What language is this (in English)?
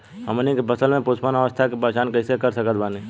Bhojpuri